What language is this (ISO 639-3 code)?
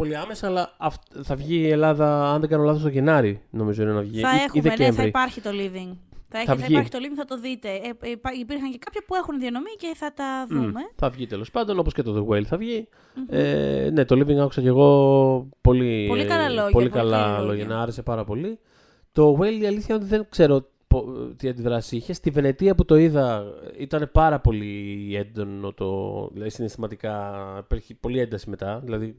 ell